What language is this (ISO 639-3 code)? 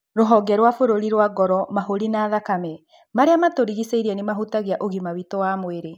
kik